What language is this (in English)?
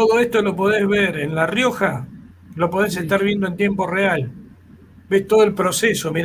Spanish